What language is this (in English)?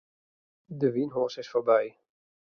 Western Frisian